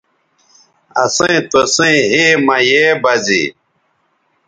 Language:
Bateri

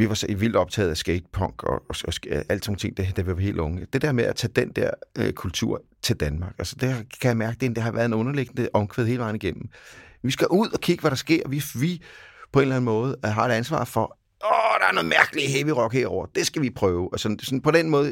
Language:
Danish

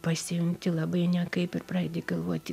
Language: Lithuanian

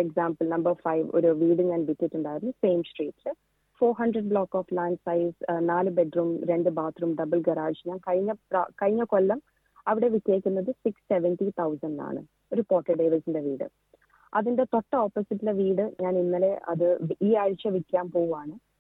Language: Malayalam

